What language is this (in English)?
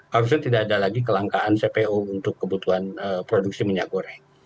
Indonesian